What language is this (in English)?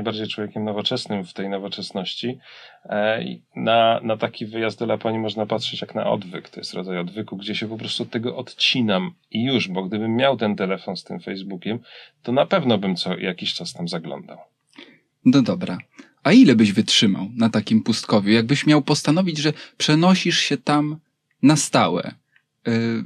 Polish